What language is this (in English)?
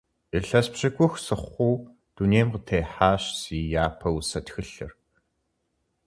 Kabardian